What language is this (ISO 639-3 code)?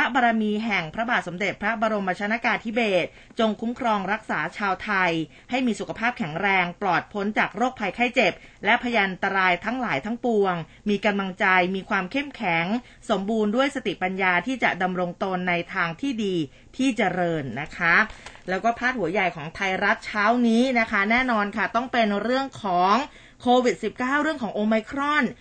tha